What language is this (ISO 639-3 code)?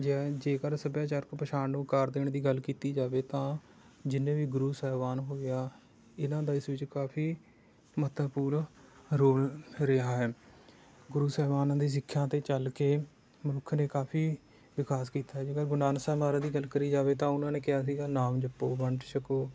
pan